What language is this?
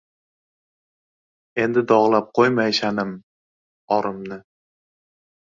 Uzbek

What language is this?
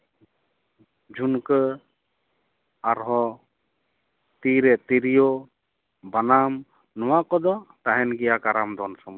Santali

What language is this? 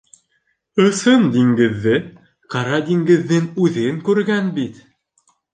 Bashkir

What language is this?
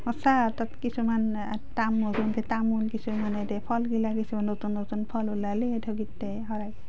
Assamese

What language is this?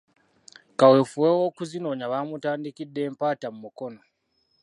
Ganda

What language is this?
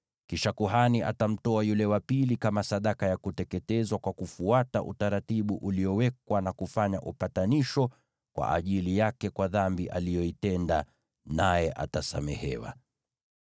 Swahili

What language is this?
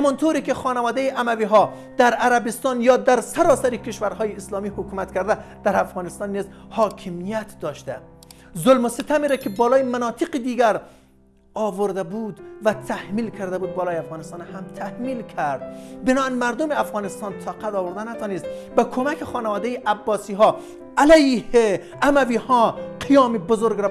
Persian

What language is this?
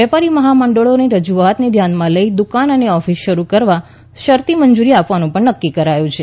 Gujarati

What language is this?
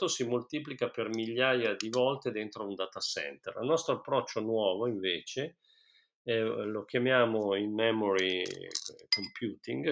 Italian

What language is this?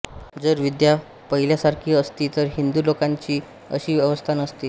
Marathi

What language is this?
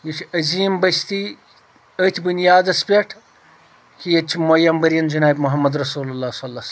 Kashmiri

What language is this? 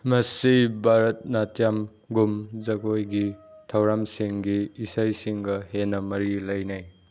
Manipuri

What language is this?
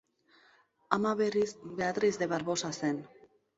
Basque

